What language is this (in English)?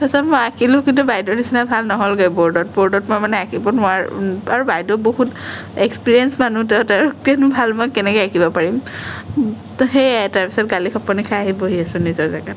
Assamese